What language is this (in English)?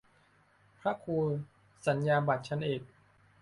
Thai